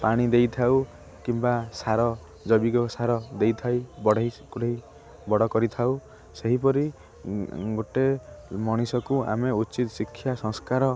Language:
Odia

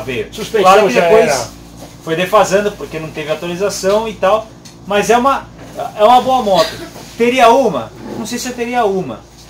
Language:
Portuguese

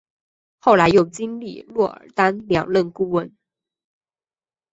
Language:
Chinese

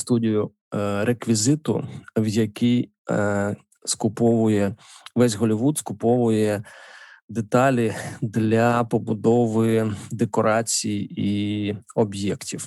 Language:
Ukrainian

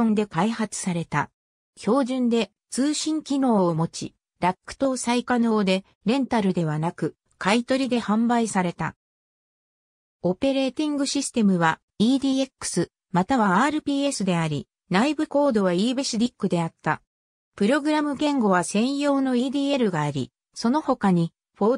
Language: Japanese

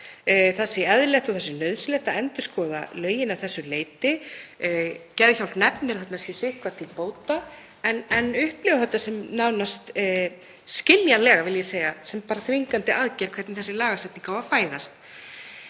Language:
Icelandic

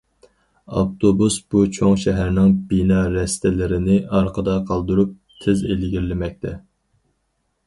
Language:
Uyghur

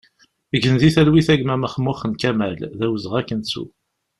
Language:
Kabyle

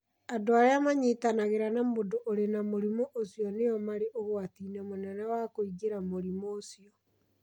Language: Kikuyu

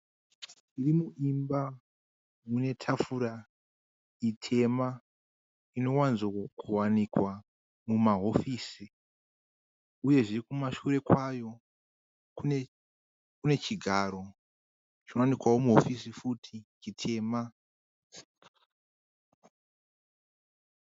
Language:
Shona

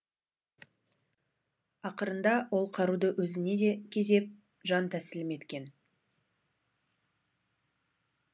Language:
Kazakh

